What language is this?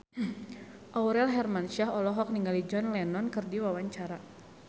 Sundanese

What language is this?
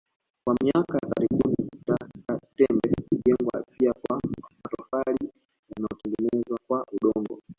Swahili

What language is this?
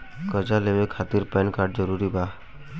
Bhojpuri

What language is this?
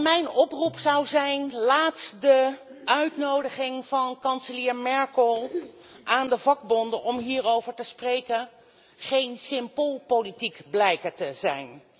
Dutch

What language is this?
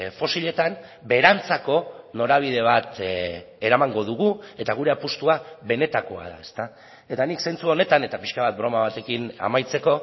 Basque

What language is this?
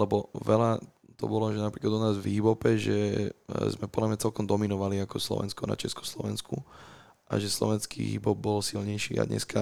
Slovak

